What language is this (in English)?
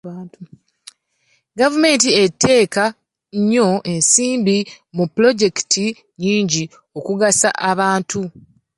Ganda